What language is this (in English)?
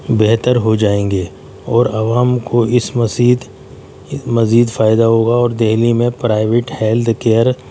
Urdu